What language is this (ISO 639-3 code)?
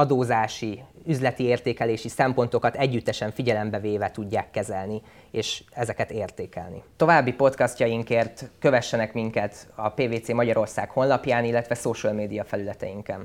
hun